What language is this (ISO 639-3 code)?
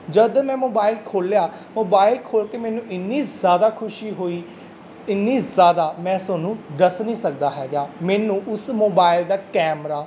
pan